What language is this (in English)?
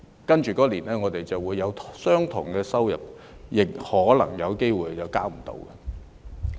Cantonese